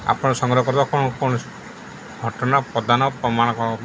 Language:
Odia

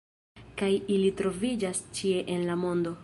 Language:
Esperanto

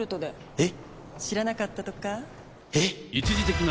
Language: Japanese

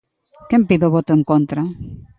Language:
Galician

